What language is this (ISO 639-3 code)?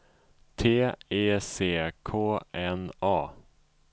swe